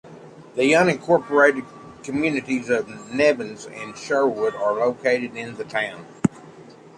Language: English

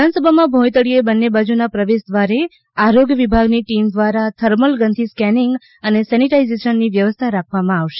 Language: Gujarati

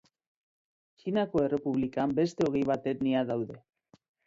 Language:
Basque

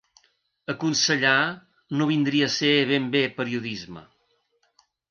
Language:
Catalan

